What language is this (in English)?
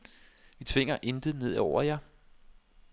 Danish